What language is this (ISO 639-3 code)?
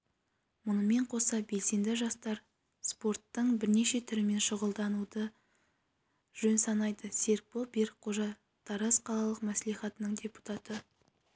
kaz